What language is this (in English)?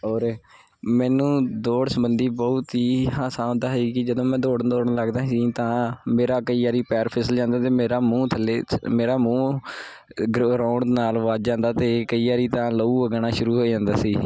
Punjabi